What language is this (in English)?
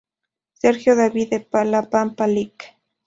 Spanish